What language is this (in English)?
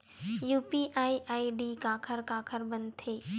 Chhattisgarhi